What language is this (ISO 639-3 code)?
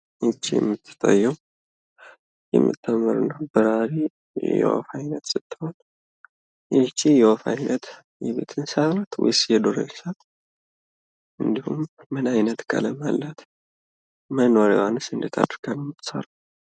amh